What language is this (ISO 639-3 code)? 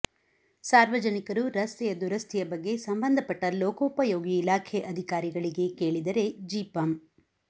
kan